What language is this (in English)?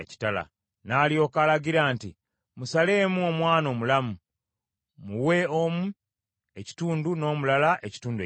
Ganda